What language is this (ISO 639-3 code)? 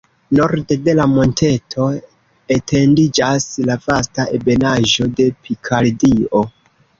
epo